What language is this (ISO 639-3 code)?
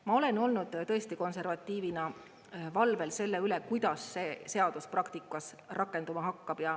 est